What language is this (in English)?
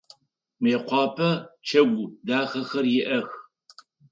Adyghe